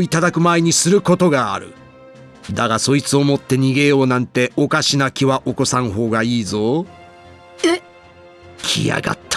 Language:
Japanese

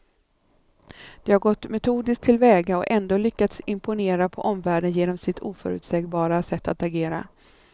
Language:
Swedish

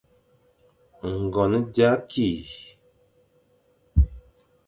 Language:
Fang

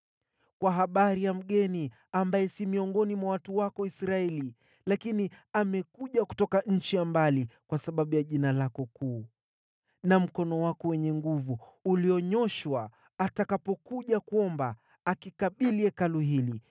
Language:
Swahili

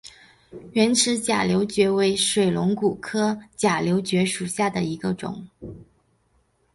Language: Chinese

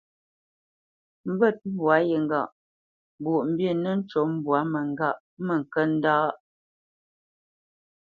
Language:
Bamenyam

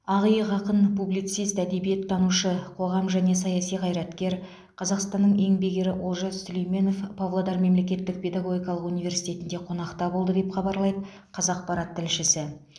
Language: Kazakh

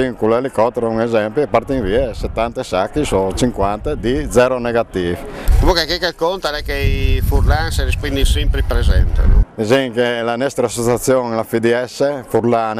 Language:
Italian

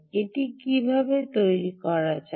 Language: Bangla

